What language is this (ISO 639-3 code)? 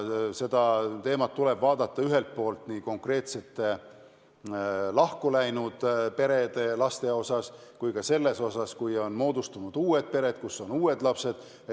est